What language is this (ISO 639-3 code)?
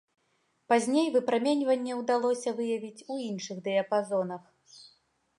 bel